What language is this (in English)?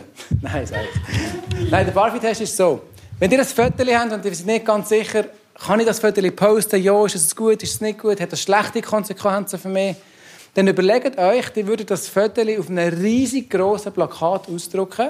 German